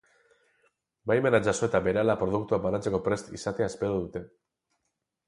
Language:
Basque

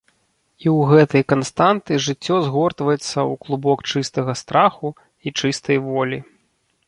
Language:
Belarusian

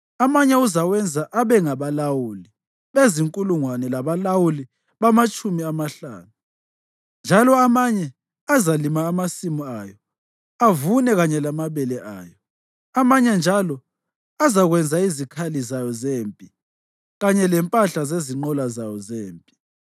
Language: North Ndebele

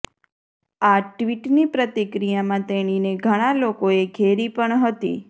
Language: Gujarati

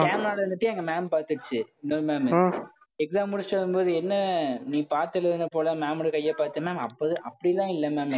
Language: Tamil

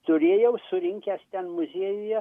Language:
Lithuanian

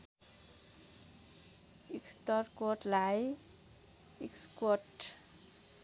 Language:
Nepali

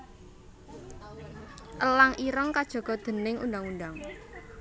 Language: Javanese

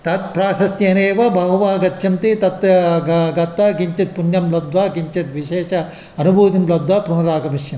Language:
Sanskrit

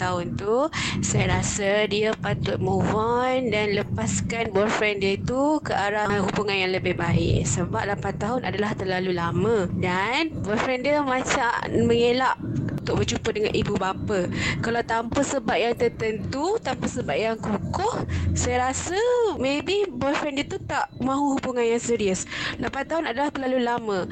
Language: Malay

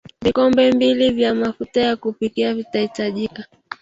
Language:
Swahili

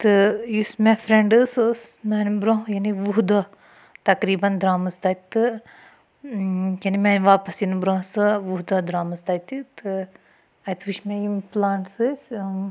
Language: Kashmiri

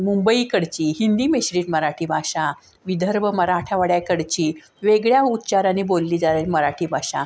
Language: Marathi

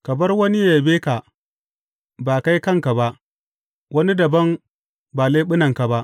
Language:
Hausa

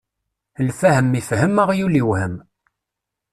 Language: Kabyle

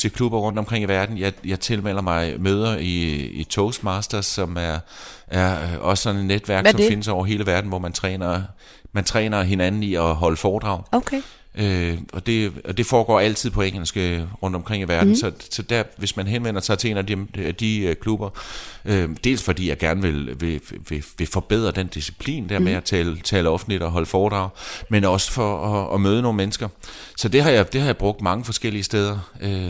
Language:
Danish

